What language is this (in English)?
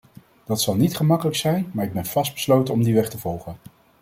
Dutch